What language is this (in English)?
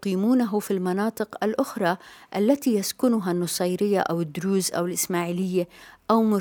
Arabic